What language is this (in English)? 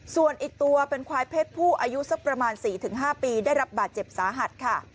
Thai